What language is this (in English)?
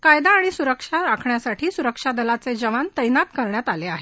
Marathi